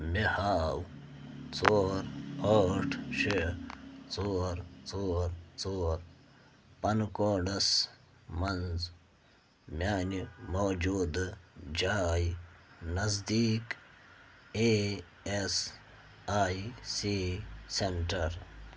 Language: Kashmiri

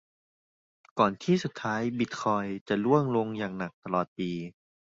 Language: Thai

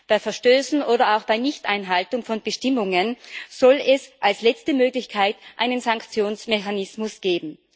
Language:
German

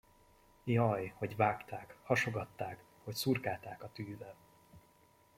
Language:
Hungarian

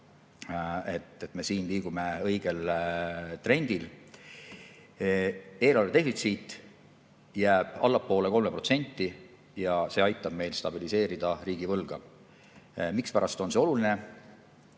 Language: Estonian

